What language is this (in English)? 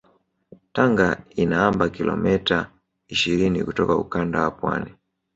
Swahili